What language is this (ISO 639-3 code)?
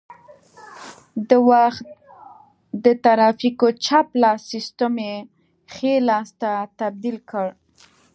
pus